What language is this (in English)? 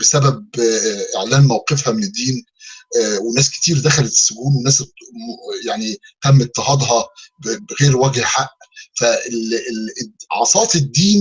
Arabic